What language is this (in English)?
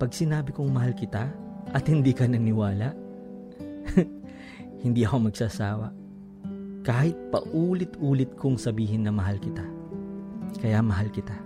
Filipino